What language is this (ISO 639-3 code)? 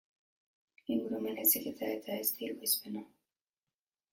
eus